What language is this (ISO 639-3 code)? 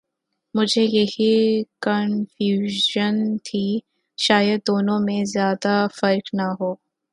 urd